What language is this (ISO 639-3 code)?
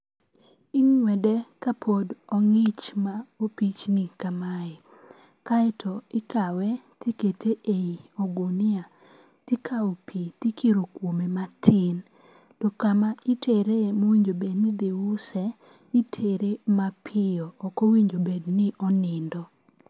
luo